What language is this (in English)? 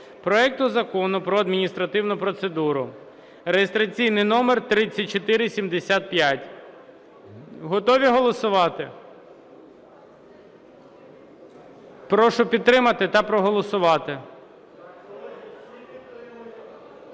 Ukrainian